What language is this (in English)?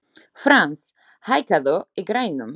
Icelandic